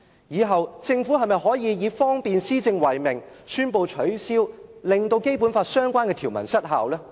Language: Cantonese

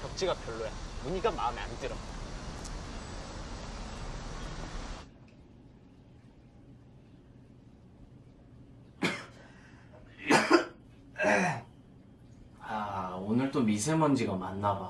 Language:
Korean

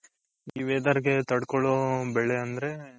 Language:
Kannada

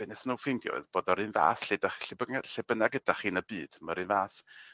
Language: Welsh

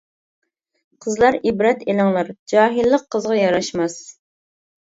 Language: Uyghur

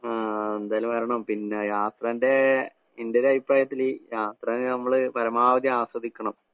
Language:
Malayalam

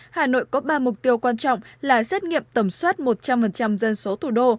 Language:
Vietnamese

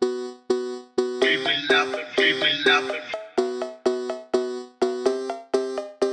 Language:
Japanese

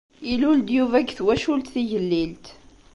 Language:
Kabyle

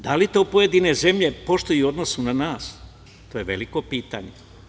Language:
Serbian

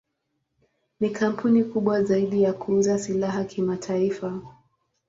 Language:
Swahili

